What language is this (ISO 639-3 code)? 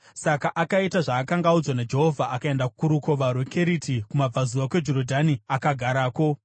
sna